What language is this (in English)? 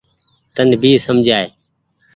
Goaria